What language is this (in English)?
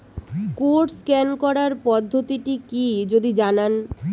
Bangla